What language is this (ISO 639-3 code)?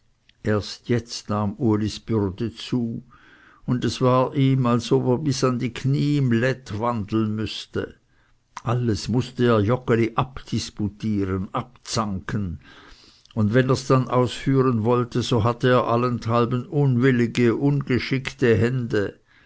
deu